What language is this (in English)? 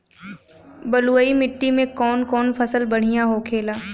Bhojpuri